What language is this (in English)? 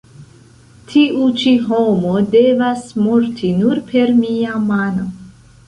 Esperanto